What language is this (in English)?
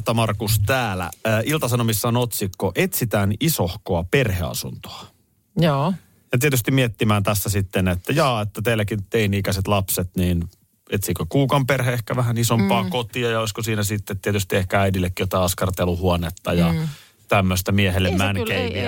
Finnish